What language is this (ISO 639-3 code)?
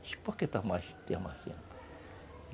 por